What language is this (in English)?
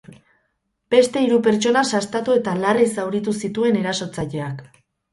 Basque